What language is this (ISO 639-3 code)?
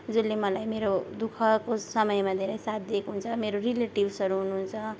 nep